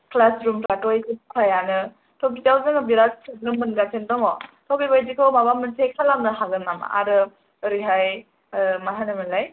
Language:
Bodo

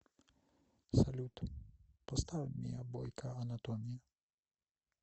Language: Russian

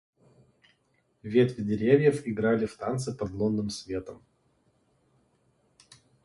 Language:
Russian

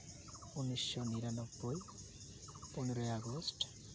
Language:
Santali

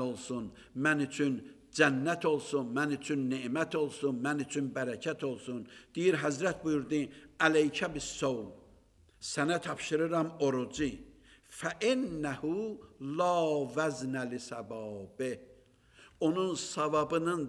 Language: Turkish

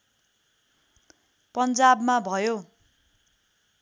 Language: Nepali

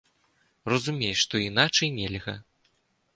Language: Belarusian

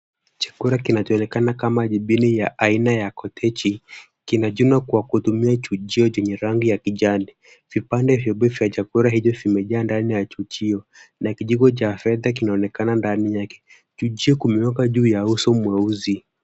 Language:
Swahili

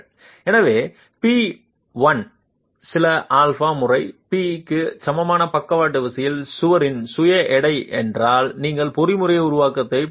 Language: Tamil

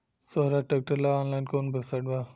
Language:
Bhojpuri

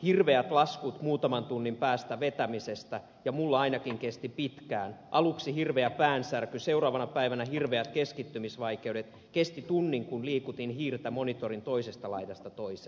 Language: Finnish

